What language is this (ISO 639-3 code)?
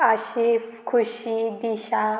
kok